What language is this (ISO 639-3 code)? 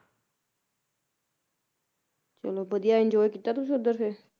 pan